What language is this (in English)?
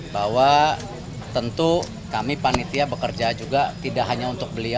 Indonesian